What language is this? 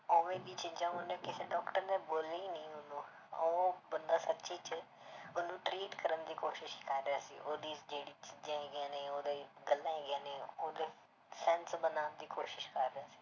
Punjabi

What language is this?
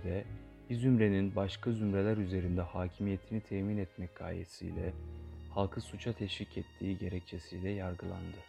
Turkish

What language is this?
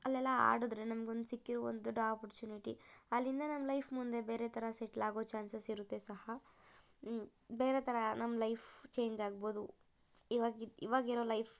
Kannada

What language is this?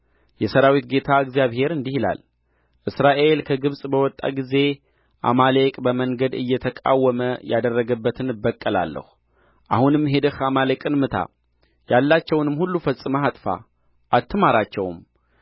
Amharic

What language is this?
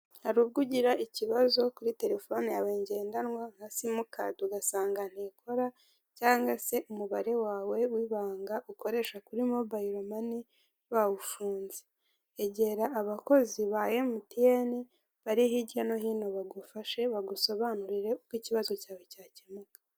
Kinyarwanda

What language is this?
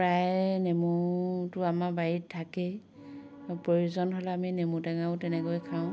Assamese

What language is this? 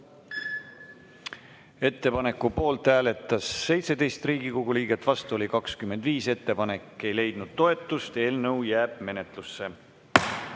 Estonian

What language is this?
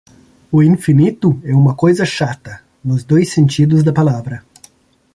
Portuguese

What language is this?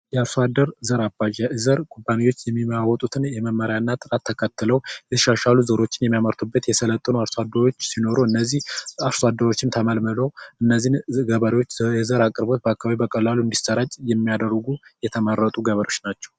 Amharic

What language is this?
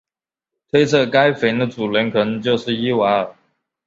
Chinese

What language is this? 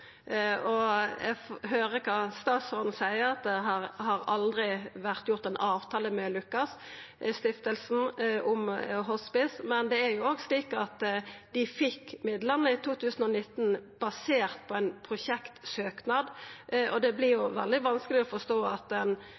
Norwegian Nynorsk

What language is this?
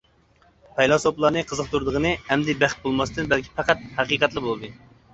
Uyghur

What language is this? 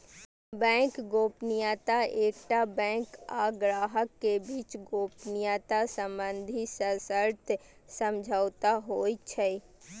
Maithili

